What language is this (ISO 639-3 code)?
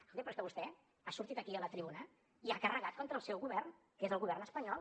cat